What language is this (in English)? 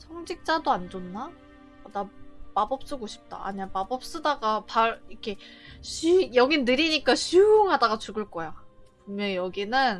Korean